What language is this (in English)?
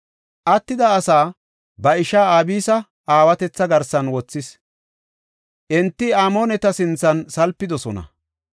Gofa